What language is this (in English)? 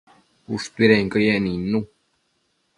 Matsés